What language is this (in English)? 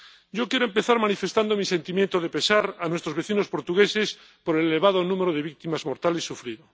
Spanish